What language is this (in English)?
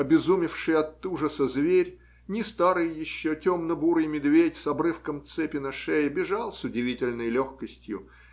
Russian